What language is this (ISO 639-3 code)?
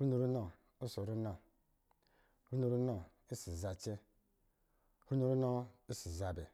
mgi